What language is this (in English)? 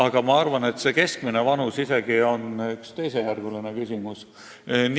Estonian